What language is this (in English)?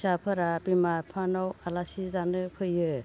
Bodo